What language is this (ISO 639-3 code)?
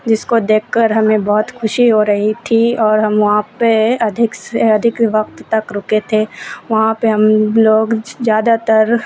urd